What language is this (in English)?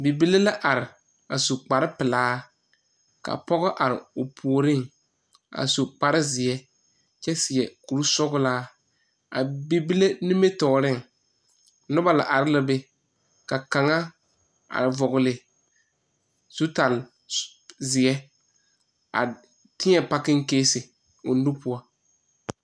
Southern Dagaare